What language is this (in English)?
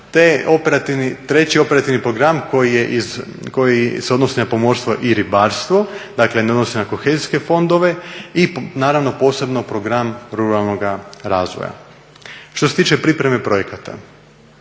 Croatian